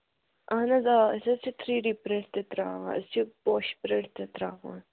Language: Kashmiri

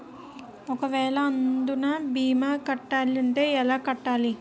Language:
Telugu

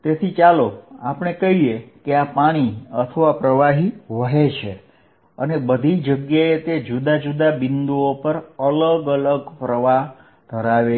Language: Gujarati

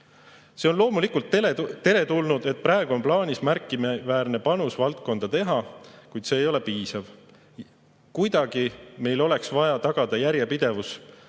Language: Estonian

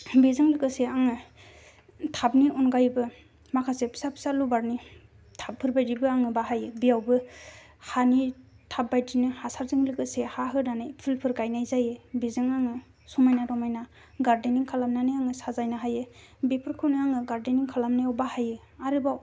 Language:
Bodo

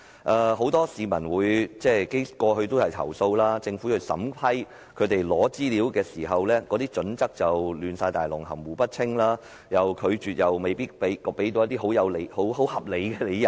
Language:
Cantonese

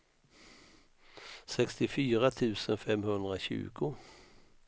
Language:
Swedish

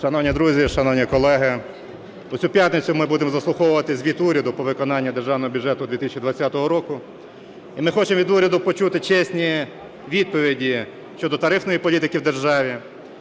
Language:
Ukrainian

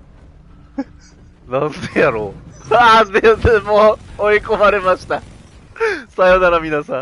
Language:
Japanese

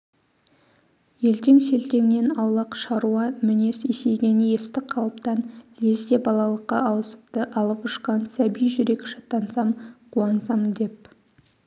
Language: Kazakh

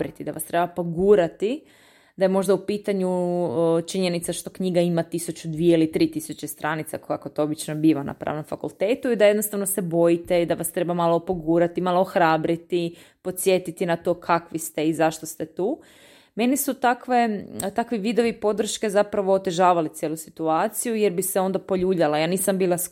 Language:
Croatian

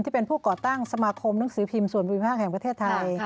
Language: Thai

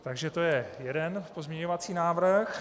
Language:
Czech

